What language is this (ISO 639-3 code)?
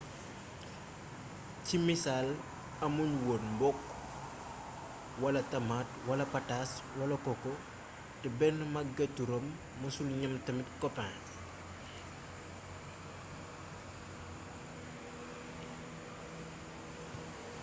wol